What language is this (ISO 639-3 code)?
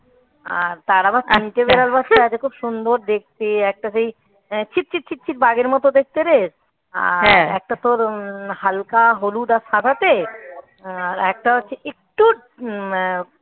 ben